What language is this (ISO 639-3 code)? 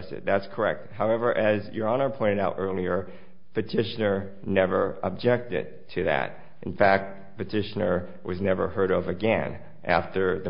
eng